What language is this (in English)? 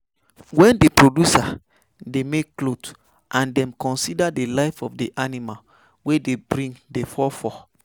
Nigerian Pidgin